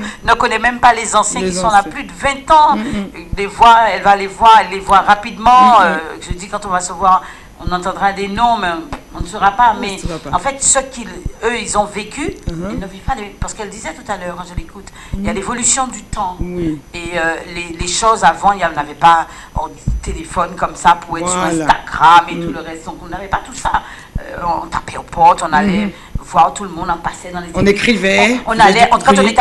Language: French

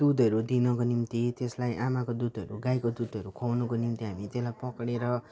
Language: Nepali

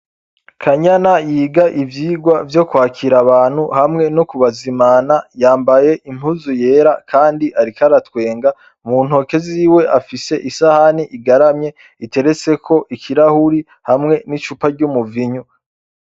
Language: Rundi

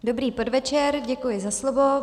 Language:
Czech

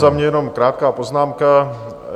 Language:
Czech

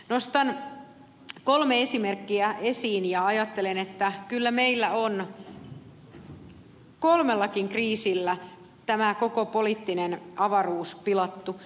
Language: Finnish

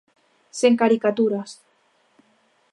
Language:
Galician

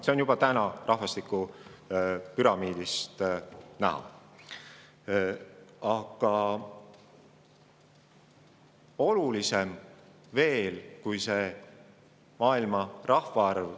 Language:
Estonian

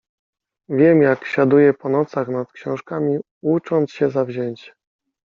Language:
Polish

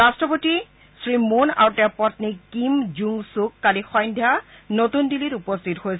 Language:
Assamese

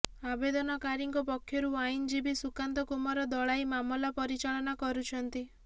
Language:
Odia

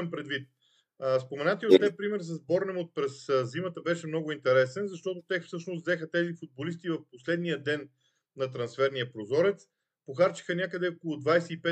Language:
Bulgarian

